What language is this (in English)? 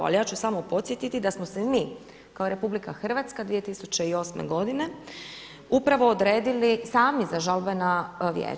Croatian